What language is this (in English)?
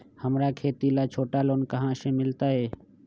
Magahi